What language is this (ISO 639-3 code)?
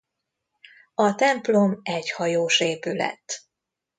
hun